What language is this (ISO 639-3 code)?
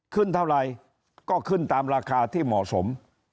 tha